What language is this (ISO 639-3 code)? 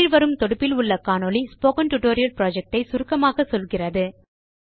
tam